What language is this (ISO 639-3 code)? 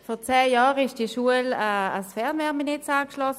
gsw